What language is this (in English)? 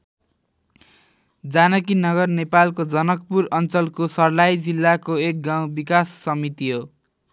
Nepali